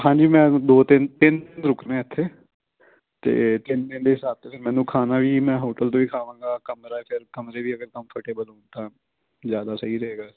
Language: Punjabi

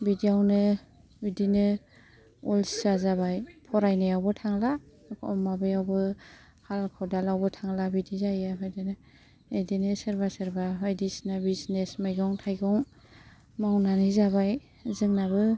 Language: Bodo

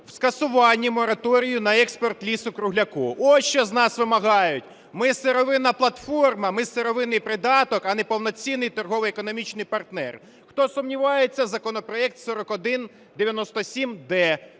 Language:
Ukrainian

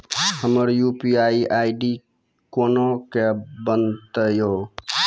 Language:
Maithili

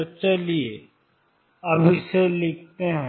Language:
Hindi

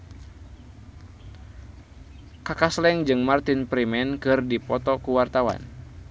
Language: Sundanese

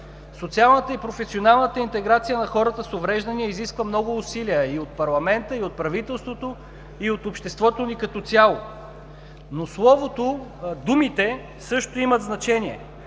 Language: Bulgarian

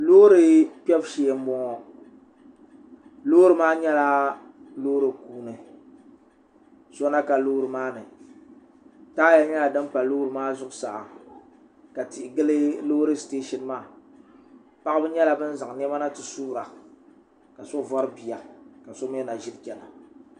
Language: Dagbani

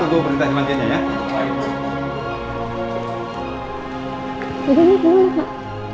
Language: Indonesian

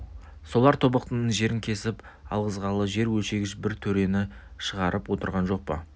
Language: Kazakh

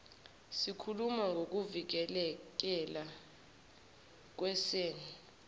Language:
Zulu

